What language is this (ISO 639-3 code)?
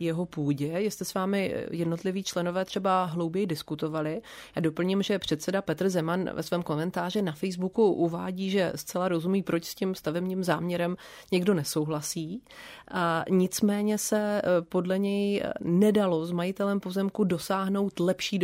ces